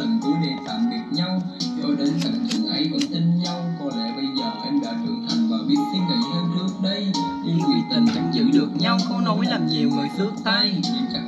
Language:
Vietnamese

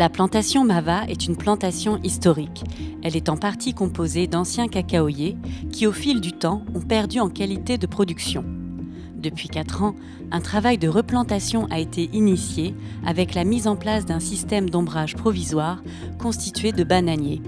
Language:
French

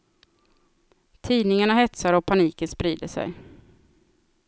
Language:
Swedish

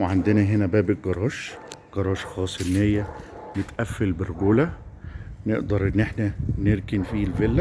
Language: Arabic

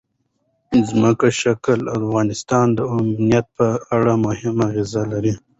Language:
Pashto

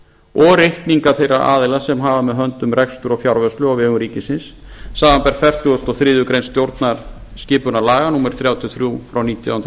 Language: Icelandic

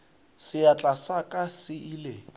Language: Northern Sotho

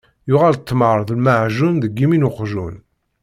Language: Kabyle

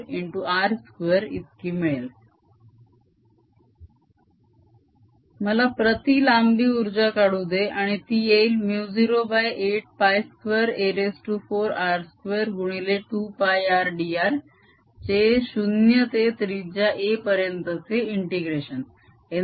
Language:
Marathi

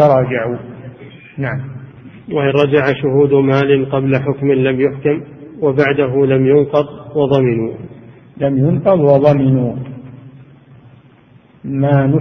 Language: Arabic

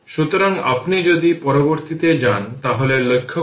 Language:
Bangla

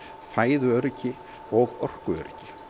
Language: Icelandic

